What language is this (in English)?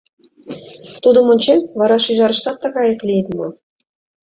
Mari